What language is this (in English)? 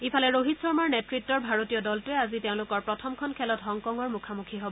Assamese